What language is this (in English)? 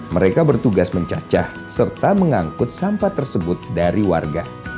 Indonesian